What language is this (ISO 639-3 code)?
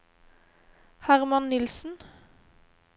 nor